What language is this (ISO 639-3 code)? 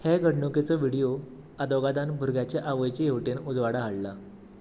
kok